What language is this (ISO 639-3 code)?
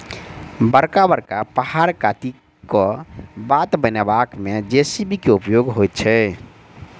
mai